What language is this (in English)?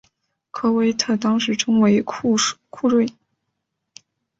Chinese